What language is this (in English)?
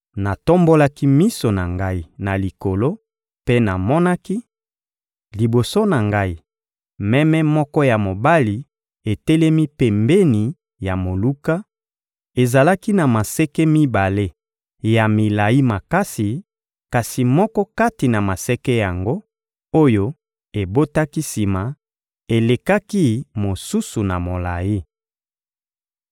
Lingala